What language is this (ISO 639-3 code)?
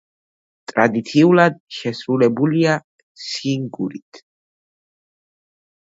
kat